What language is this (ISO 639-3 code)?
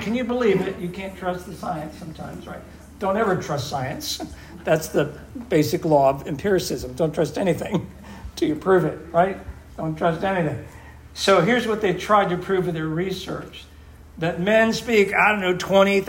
eng